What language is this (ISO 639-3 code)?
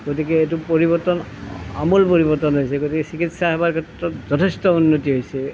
asm